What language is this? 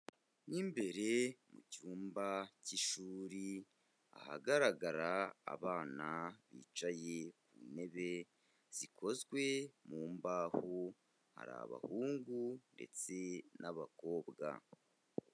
Kinyarwanda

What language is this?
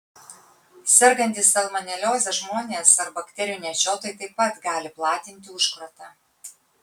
Lithuanian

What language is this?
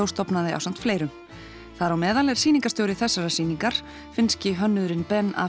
Icelandic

